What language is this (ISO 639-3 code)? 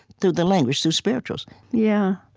eng